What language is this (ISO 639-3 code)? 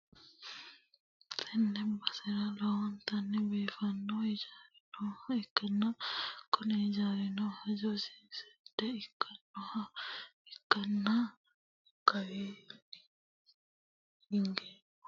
sid